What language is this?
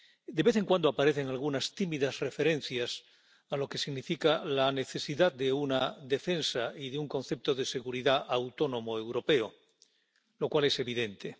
Spanish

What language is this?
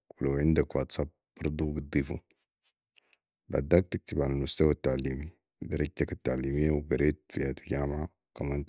Sudanese Arabic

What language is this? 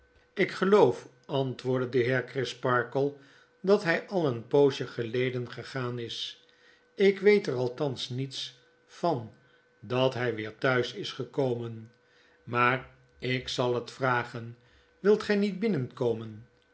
Dutch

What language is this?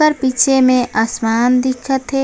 Chhattisgarhi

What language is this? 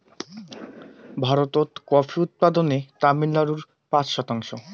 Bangla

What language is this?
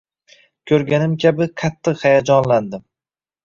Uzbek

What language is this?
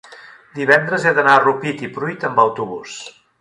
Catalan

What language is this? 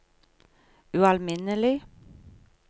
Norwegian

